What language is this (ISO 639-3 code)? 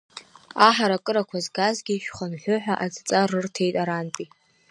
abk